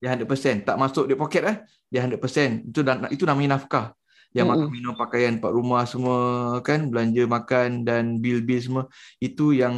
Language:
Malay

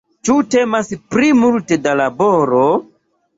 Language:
Esperanto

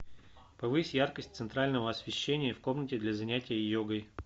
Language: Russian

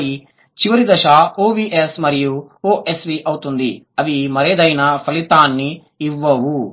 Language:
Telugu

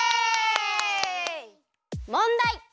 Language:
Japanese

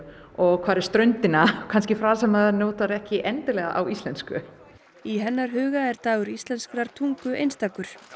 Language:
Icelandic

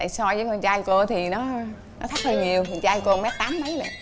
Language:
Vietnamese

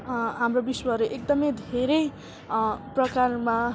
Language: Nepali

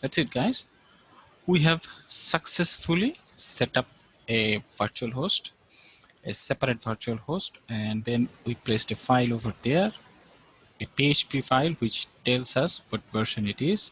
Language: English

